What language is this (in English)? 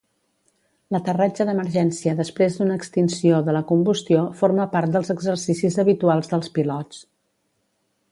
Catalan